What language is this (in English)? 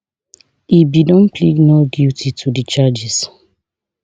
Nigerian Pidgin